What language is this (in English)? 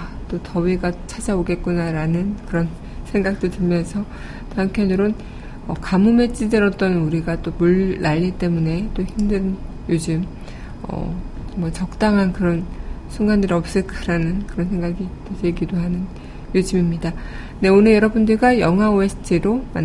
Korean